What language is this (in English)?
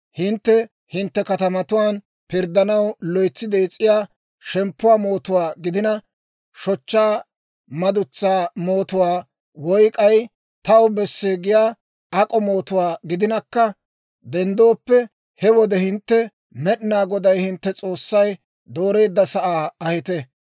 Dawro